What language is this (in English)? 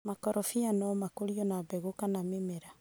Kikuyu